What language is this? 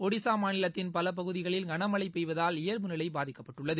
Tamil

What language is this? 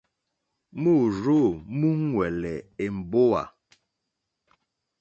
Mokpwe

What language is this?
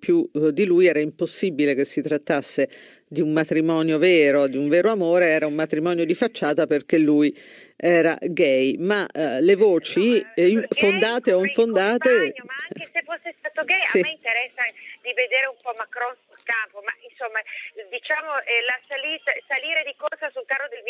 Italian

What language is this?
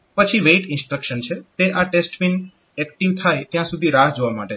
Gujarati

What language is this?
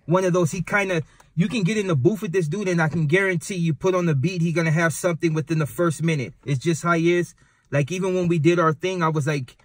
English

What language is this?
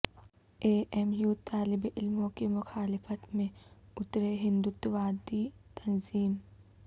Urdu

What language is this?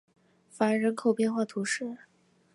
Chinese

